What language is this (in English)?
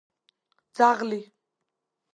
Georgian